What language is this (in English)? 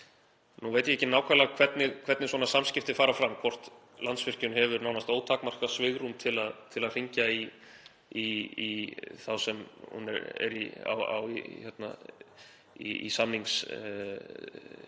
Icelandic